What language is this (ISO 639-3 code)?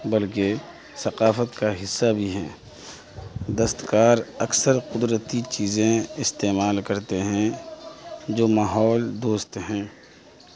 urd